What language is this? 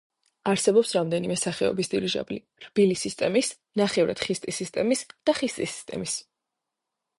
Georgian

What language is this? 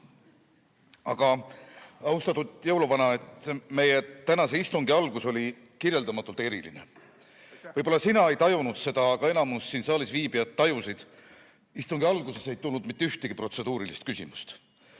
Estonian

